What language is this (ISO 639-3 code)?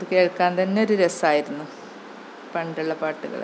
mal